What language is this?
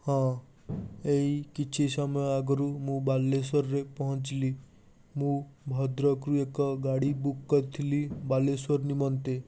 Odia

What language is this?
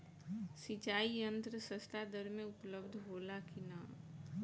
Bhojpuri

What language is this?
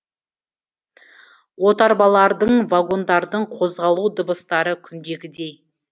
Kazakh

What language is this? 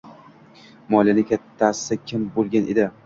Uzbek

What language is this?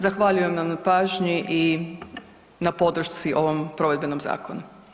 Croatian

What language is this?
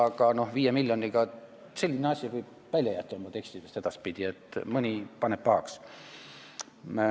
Estonian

